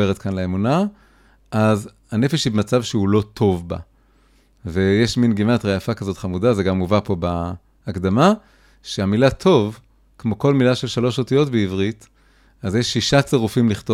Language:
Hebrew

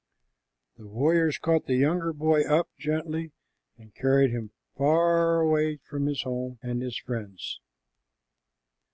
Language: English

